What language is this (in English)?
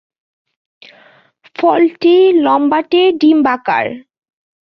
Bangla